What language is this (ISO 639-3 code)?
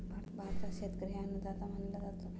mar